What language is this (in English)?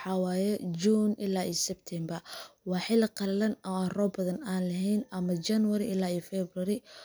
Somali